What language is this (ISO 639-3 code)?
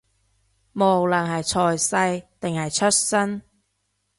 yue